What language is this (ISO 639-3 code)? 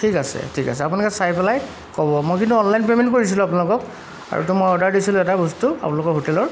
asm